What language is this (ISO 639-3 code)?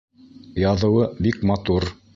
bak